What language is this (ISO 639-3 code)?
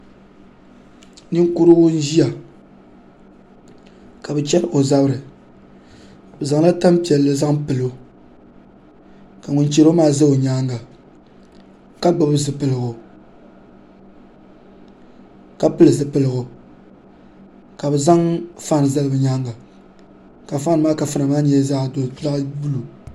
dag